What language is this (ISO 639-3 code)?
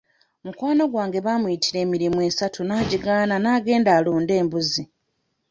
lug